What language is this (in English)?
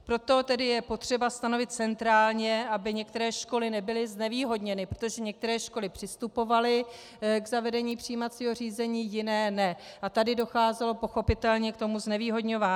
Czech